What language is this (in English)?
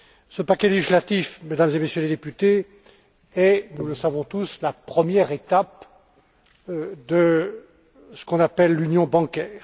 French